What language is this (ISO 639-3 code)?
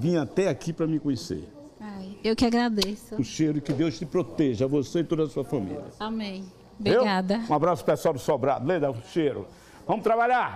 por